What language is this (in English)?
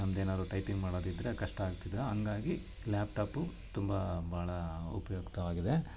Kannada